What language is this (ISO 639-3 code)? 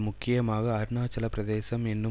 tam